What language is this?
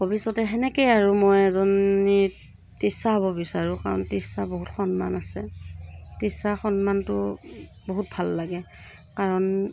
Assamese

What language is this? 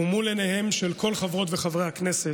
Hebrew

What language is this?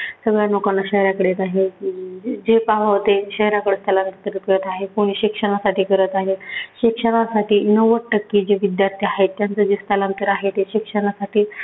Marathi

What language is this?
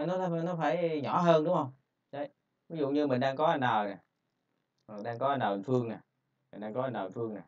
Vietnamese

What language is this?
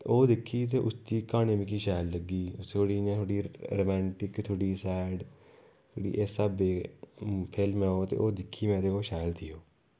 Dogri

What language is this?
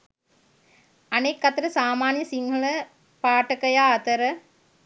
Sinhala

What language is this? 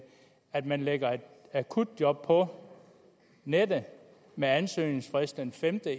Danish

